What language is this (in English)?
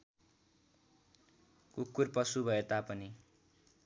Nepali